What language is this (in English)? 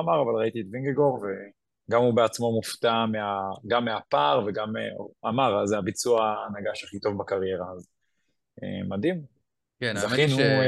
Hebrew